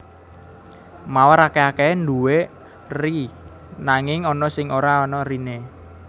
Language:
Javanese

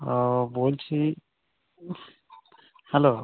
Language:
Bangla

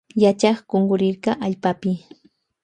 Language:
Loja Highland Quichua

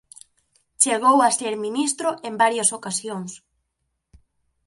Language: Galician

